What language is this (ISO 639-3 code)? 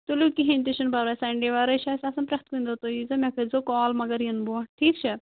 kas